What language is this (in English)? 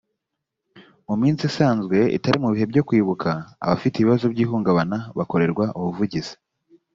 Kinyarwanda